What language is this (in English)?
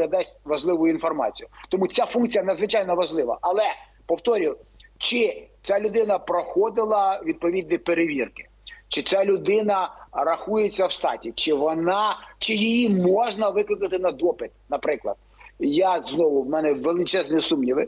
Ukrainian